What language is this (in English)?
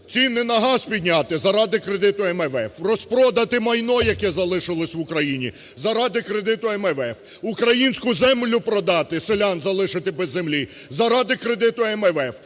Ukrainian